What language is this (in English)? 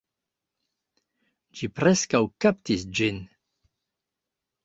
Esperanto